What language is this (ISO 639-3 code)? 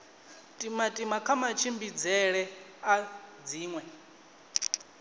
ven